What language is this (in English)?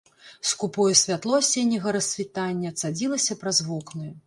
Belarusian